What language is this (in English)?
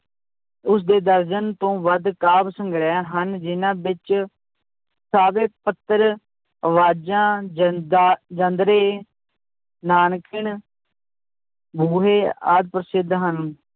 Punjabi